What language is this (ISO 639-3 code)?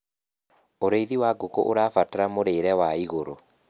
kik